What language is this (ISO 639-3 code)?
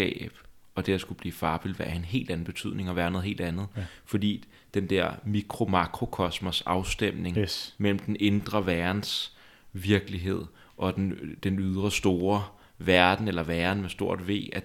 dan